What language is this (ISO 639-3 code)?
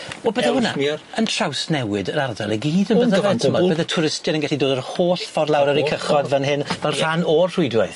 cym